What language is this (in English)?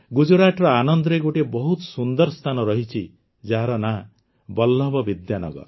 Odia